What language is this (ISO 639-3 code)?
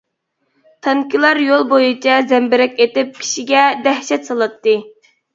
uig